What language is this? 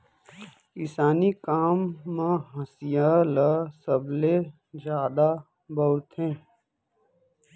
Chhattisgarhi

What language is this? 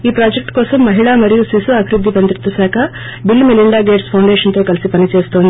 Telugu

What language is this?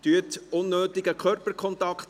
Swiss German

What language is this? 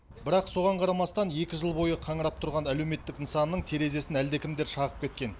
Kazakh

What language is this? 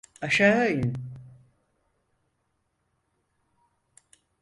Turkish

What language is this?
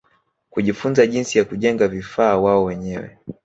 Swahili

